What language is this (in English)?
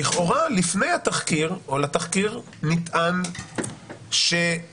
Hebrew